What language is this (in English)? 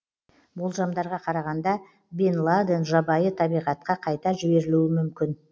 Kazakh